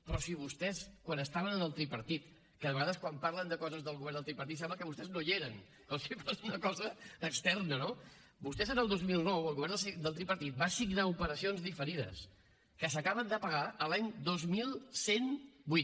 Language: Catalan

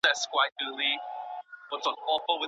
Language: Pashto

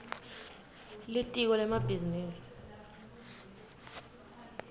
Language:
Swati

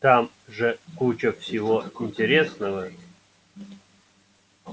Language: Russian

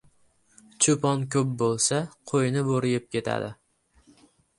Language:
Uzbek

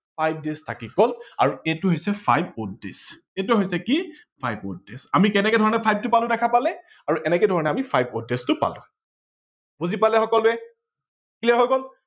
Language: Assamese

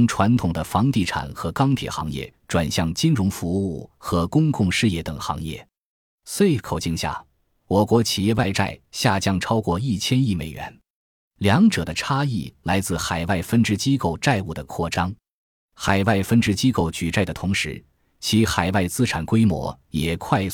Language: Chinese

